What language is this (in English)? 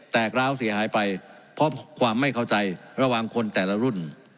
Thai